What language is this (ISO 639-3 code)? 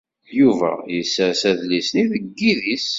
kab